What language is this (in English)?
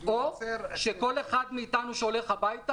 Hebrew